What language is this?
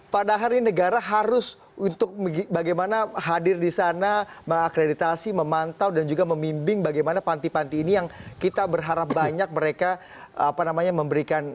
Indonesian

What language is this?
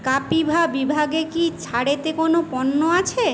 Bangla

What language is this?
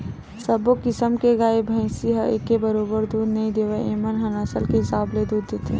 Chhattisgarhi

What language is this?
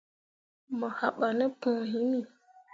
Mundang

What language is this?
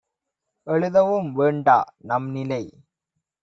Tamil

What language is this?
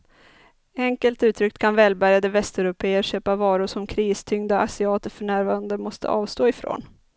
Swedish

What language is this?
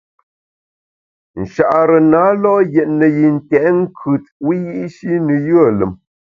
Bamun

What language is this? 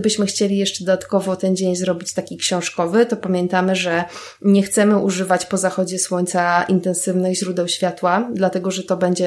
Polish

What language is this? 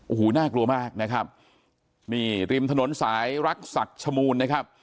Thai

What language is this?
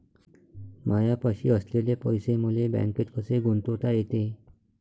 Marathi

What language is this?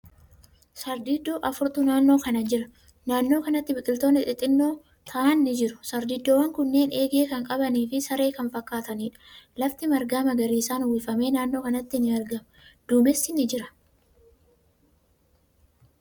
Oromo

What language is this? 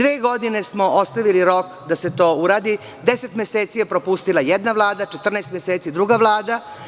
Serbian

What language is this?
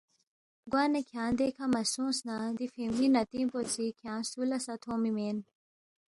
Balti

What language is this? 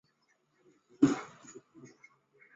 Chinese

